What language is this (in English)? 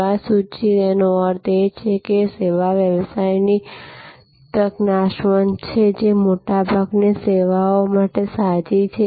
Gujarati